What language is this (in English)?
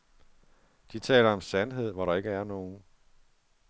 Danish